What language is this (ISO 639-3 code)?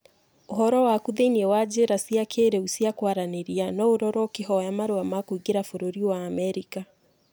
kik